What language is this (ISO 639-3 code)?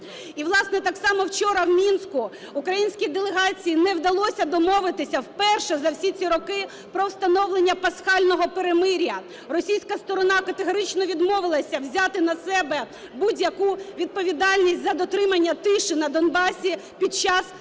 ukr